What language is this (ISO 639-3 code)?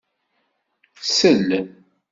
kab